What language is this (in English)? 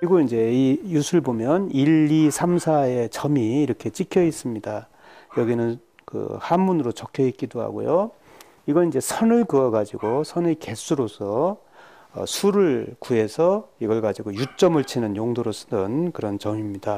Korean